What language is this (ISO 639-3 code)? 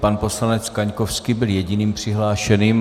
ces